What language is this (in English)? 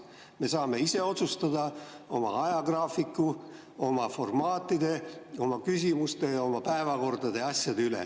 Estonian